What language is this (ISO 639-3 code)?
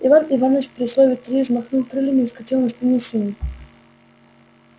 rus